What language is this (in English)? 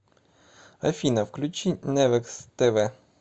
Russian